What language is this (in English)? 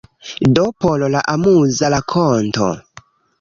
Esperanto